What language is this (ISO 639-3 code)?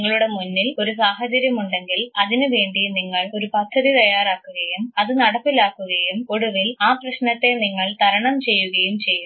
mal